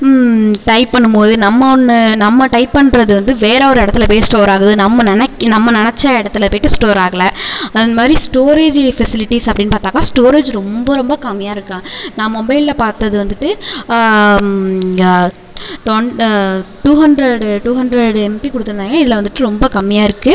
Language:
Tamil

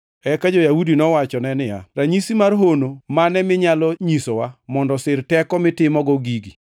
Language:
Luo (Kenya and Tanzania)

